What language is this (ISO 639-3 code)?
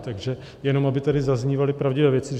ces